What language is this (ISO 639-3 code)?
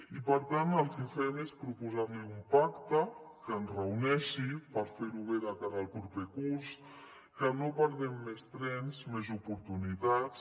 cat